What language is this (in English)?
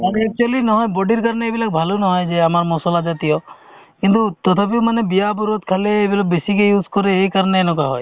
Assamese